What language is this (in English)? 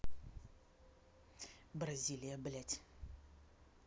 Russian